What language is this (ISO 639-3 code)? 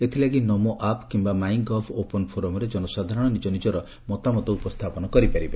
ori